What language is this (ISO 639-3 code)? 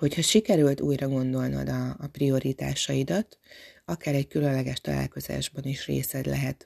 hun